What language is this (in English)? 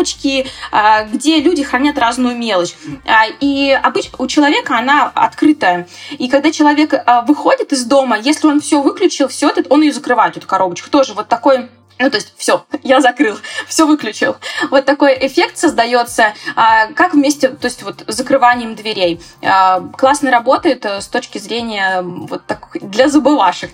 Russian